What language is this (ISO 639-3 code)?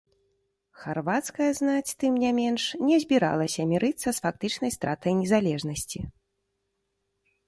bel